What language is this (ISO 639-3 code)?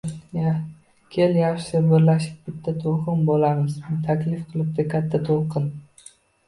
uzb